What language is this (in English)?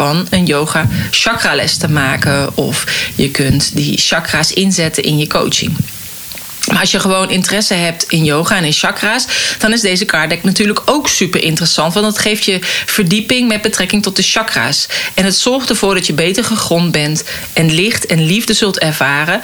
Dutch